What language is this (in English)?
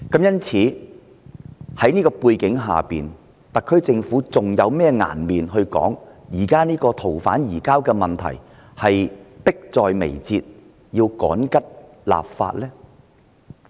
Cantonese